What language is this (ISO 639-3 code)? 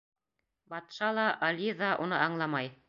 bak